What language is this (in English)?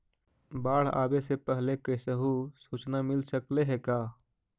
Magahi